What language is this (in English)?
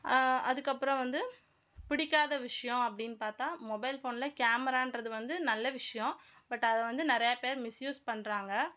Tamil